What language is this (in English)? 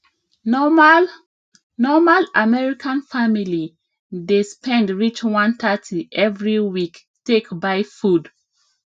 Nigerian Pidgin